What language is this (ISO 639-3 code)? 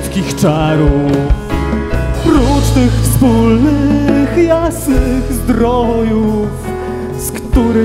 pol